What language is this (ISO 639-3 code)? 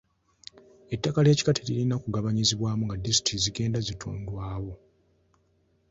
lug